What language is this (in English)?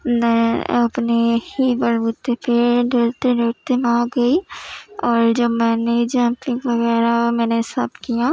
Urdu